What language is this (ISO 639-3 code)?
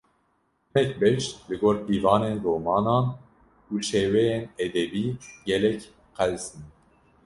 kur